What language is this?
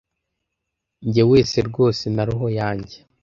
Kinyarwanda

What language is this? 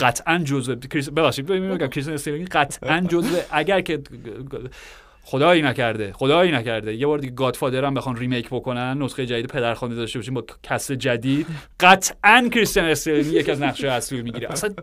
Persian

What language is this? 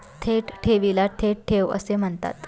Marathi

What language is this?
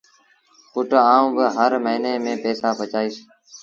Sindhi Bhil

